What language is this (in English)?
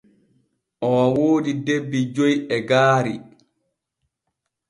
Borgu Fulfulde